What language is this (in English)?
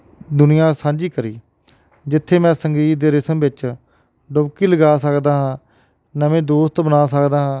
Punjabi